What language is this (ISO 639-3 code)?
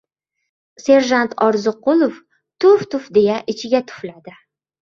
uzb